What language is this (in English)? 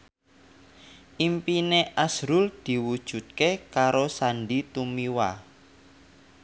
Javanese